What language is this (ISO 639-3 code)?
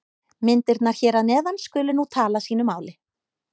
isl